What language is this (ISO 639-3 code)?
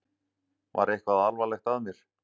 isl